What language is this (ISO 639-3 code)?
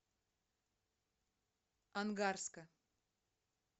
rus